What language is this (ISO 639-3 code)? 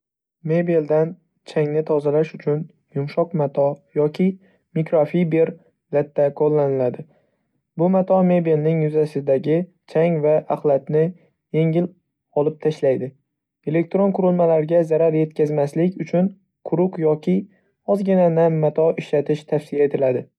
uzb